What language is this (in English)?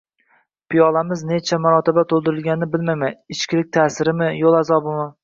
Uzbek